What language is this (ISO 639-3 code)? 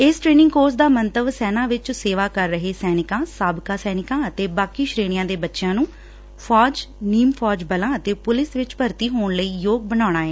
pan